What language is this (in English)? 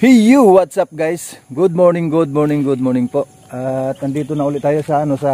Filipino